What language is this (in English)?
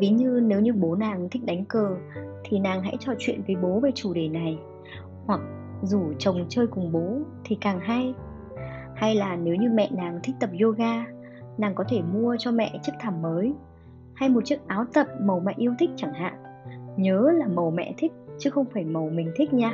Vietnamese